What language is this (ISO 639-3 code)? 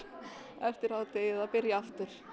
isl